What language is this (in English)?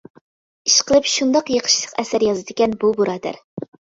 Uyghur